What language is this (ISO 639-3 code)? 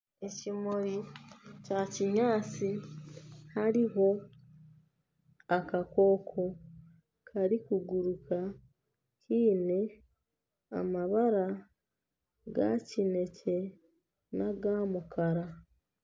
nyn